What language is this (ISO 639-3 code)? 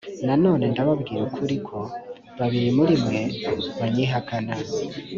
kin